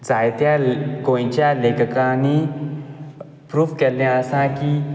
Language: Konkani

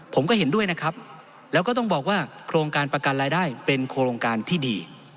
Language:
Thai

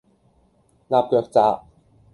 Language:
Cantonese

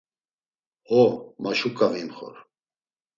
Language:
Laz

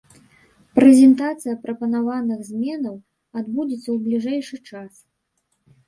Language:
Belarusian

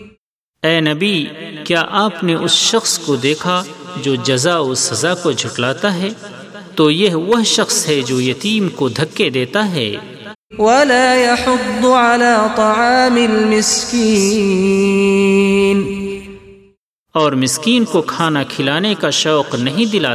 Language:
Urdu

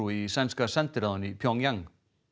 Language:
Icelandic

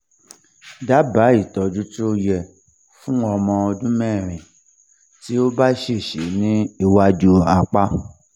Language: Yoruba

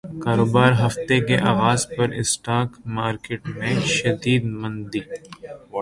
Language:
Urdu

